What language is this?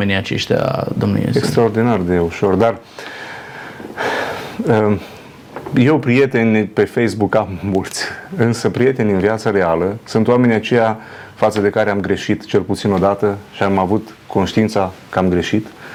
Romanian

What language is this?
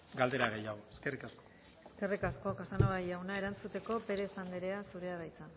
Basque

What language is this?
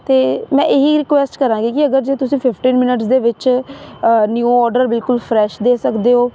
Punjabi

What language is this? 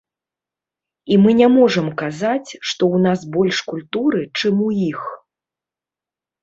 Belarusian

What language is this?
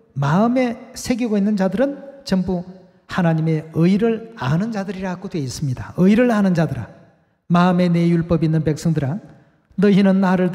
Korean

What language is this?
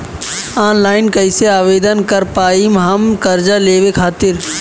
Bhojpuri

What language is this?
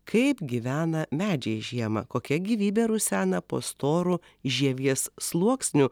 Lithuanian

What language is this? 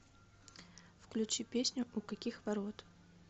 Russian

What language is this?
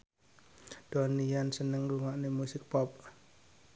Javanese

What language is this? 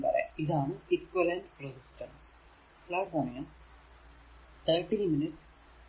Malayalam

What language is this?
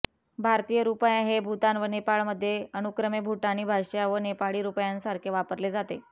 Marathi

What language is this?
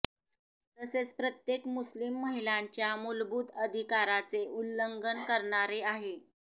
Marathi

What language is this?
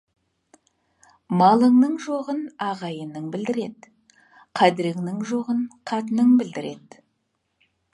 Kazakh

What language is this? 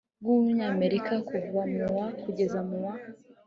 Kinyarwanda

